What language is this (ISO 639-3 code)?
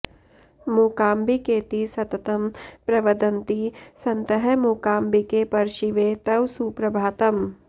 san